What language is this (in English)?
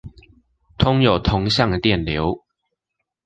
Chinese